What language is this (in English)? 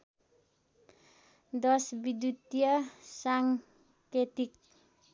Nepali